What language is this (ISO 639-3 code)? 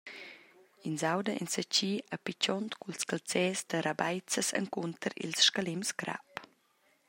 roh